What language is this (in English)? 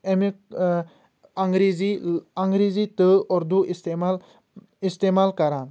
Kashmiri